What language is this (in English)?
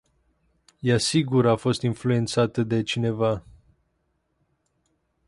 Romanian